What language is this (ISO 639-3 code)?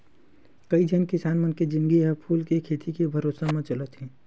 hne